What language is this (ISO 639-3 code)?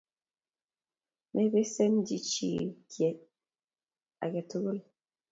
kln